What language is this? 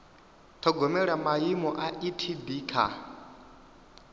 Venda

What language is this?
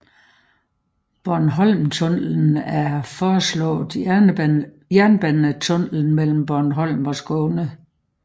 Danish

